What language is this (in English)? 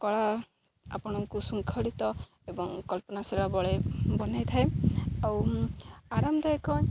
Odia